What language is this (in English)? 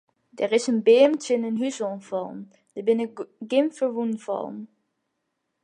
Western Frisian